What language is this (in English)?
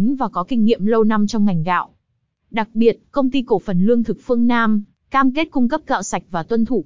Vietnamese